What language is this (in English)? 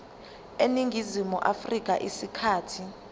Zulu